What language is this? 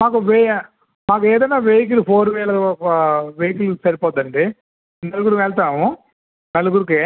Telugu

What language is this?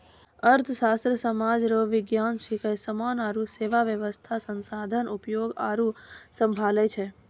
Maithili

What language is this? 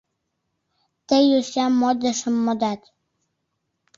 Mari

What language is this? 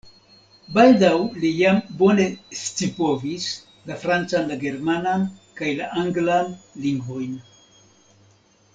Esperanto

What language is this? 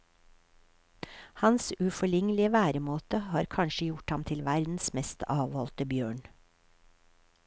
Norwegian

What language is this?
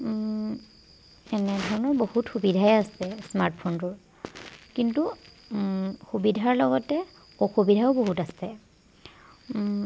Assamese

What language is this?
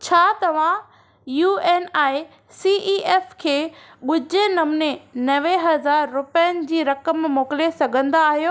Sindhi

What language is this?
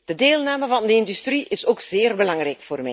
Dutch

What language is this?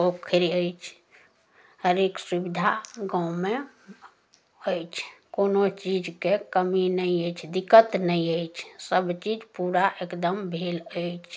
Maithili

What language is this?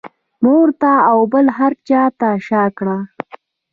Pashto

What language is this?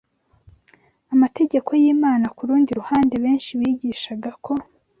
Kinyarwanda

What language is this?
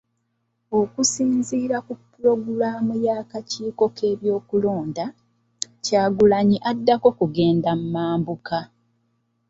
Ganda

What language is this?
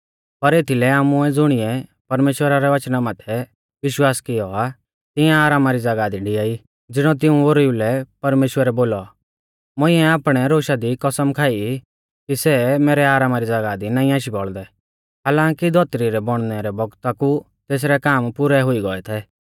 Mahasu Pahari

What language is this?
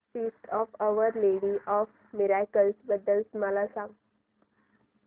Marathi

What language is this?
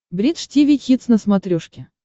Russian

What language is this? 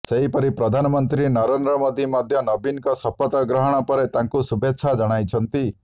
Odia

